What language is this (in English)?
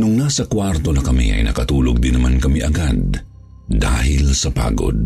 Filipino